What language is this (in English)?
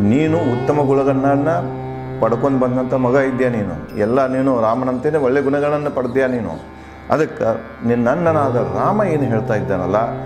Japanese